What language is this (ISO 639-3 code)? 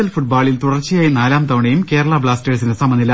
mal